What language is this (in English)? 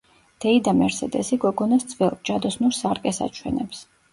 Georgian